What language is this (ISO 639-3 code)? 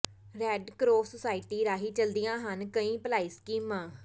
pan